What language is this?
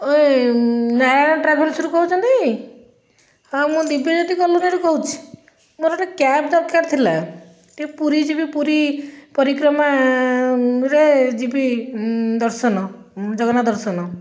Odia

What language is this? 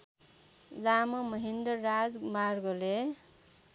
Nepali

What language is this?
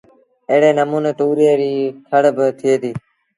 Sindhi Bhil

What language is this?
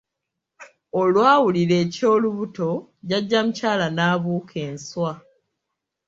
Ganda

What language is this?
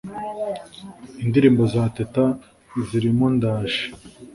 Kinyarwanda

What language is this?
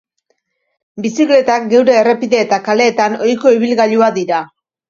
Basque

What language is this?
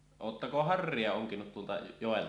Finnish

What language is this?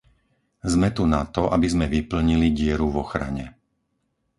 Slovak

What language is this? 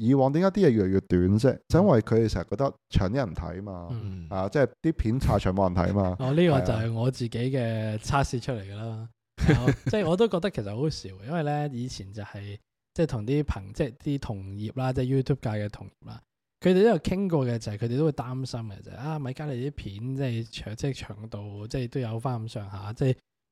Chinese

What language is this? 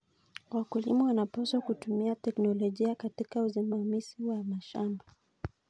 Kalenjin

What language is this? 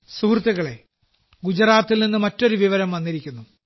Malayalam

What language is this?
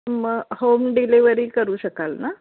Marathi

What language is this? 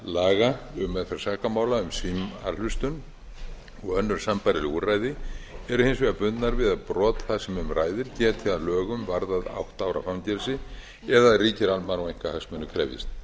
Icelandic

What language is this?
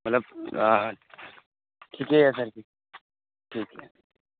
Maithili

